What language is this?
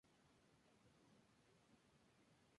Spanish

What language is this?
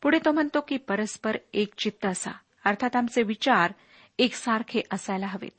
Marathi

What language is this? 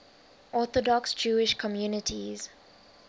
English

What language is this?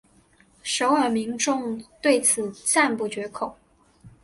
Chinese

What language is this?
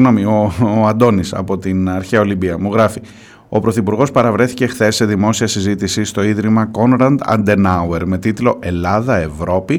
Greek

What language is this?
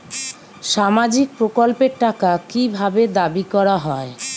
Bangla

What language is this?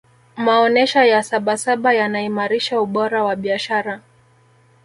Swahili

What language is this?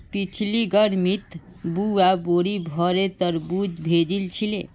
Magahi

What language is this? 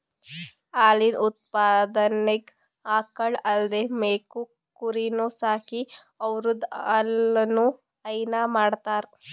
Kannada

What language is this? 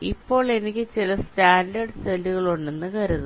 Malayalam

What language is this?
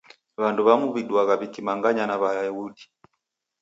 Taita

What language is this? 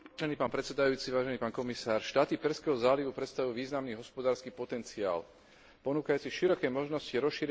Slovak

